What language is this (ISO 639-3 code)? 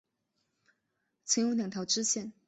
zho